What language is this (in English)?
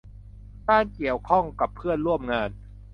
Thai